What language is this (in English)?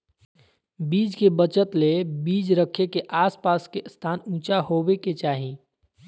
Magahi